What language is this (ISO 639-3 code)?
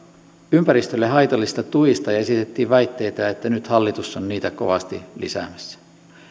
fin